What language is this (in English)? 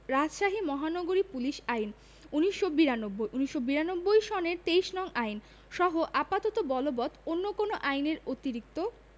Bangla